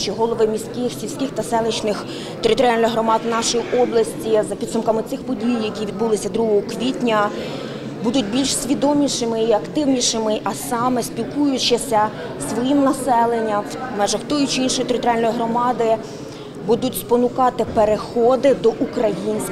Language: Ukrainian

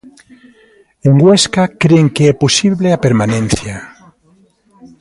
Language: Galician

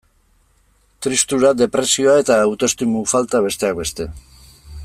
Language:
Basque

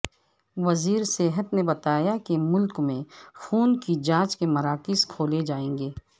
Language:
Urdu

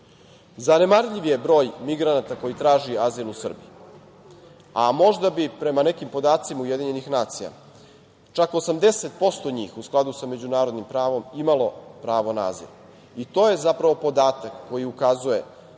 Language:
Serbian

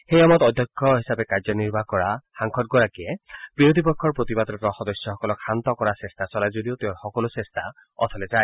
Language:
Assamese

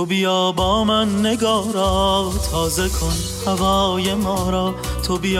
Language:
Persian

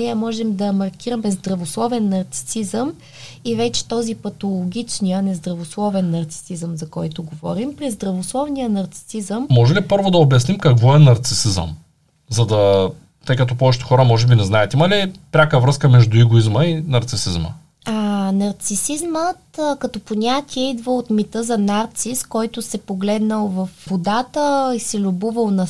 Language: Bulgarian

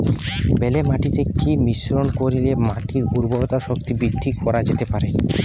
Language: Bangla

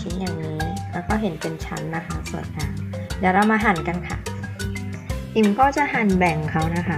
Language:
Thai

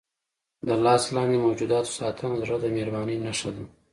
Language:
Pashto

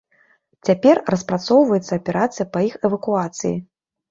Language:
Belarusian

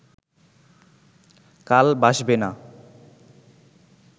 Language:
Bangla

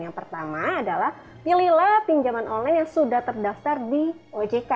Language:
Indonesian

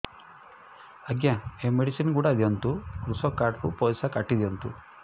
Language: Odia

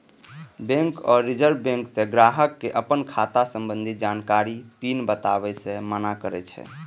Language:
Maithili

